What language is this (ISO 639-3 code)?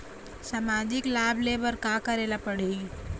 hne